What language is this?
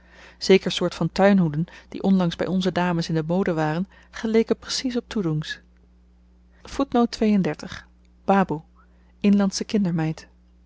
Dutch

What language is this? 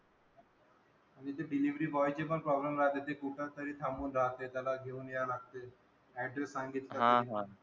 Marathi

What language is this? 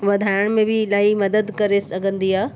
Sindhi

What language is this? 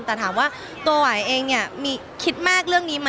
Thai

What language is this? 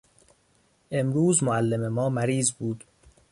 Persian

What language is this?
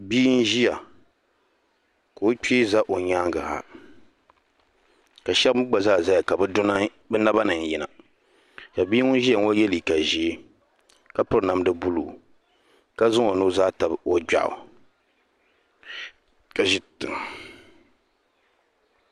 Dagbani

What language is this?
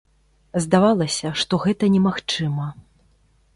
Belarusian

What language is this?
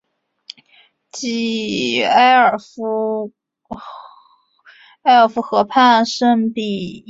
Chinese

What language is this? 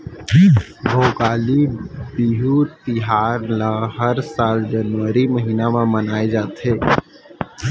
Chhattisgarhi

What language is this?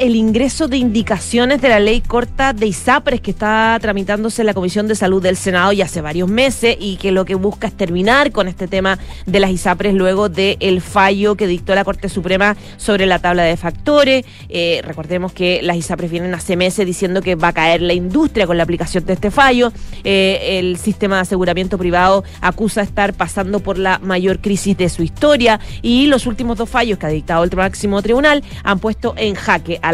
Spanish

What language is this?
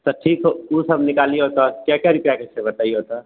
Maithili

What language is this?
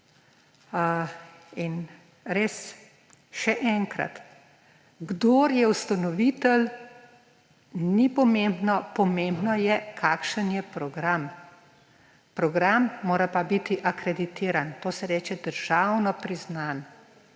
Slovenian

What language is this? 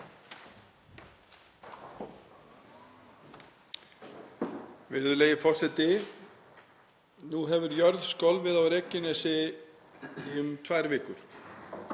Icelandic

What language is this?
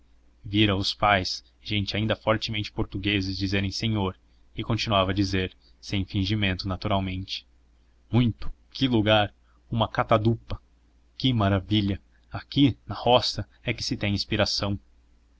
Portuguese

